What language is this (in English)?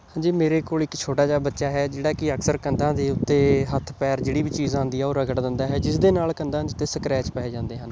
Punjabi